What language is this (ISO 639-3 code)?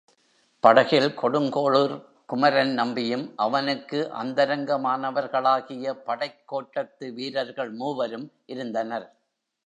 tam